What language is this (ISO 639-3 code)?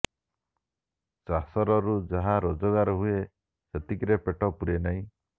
ori